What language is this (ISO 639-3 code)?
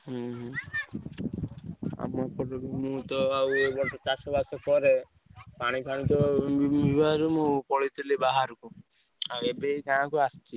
ori